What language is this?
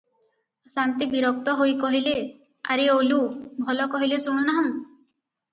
Odia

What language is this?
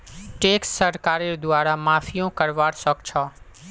Magahi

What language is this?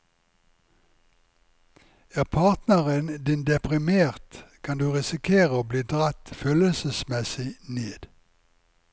Norwegian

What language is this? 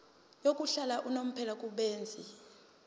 Zulu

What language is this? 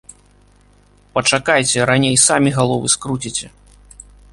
Belarusian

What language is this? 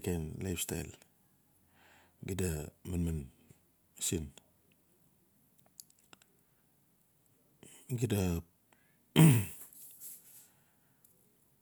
Notsi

